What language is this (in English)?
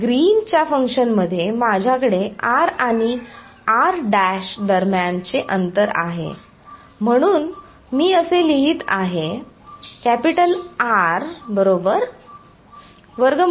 Marathi